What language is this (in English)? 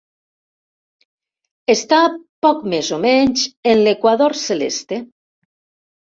Catalan